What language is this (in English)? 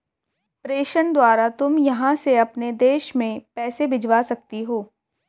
Hindi